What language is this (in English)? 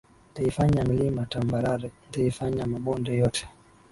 Swahili